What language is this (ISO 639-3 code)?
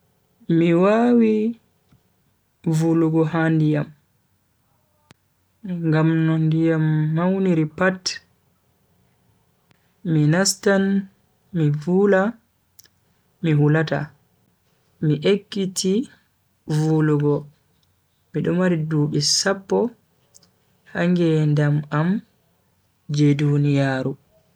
fui